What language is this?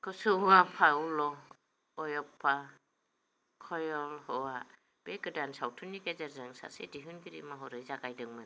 Bodo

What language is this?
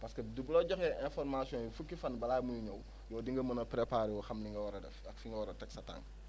Wolof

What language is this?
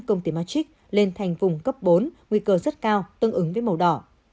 Vietnamese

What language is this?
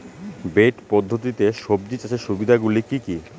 Bangla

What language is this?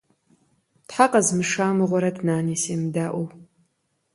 Kabardian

